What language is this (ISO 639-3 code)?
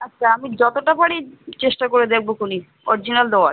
ben